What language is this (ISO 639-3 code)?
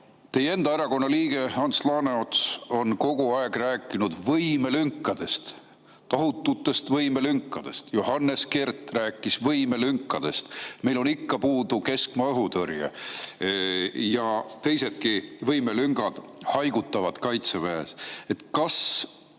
est